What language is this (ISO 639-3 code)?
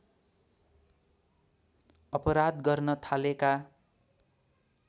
nep